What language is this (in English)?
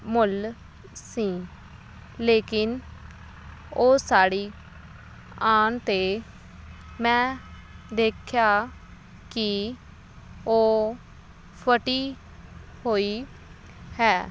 Punjabi